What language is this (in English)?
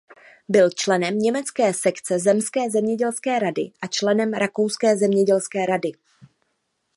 Czech